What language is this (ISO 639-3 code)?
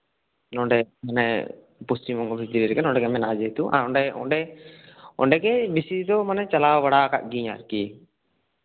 sat